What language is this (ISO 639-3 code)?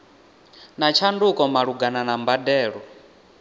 ven